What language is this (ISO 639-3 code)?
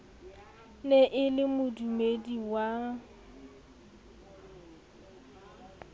sot